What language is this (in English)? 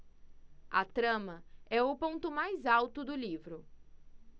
Portuguese